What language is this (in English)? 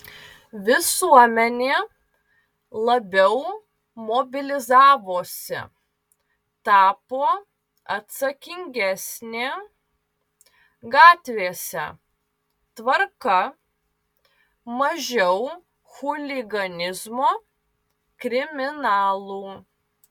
Lithuanian